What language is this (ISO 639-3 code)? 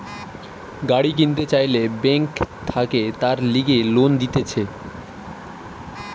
ben